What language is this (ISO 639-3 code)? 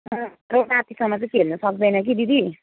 nep